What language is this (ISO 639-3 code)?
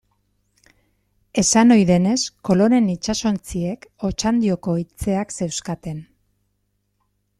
eus